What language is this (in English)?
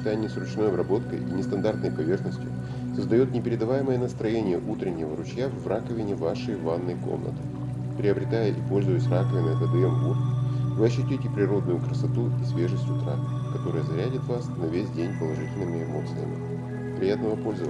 Russian